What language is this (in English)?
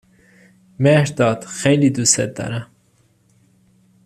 Persian